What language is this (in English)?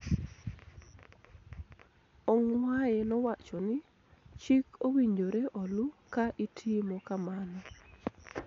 Luo (Kenya and Tanzania)